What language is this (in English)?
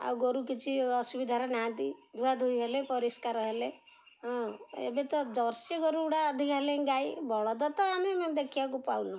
Odia